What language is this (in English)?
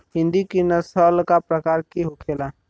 Bhojpuri